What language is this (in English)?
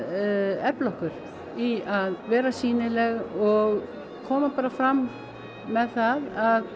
Icelandic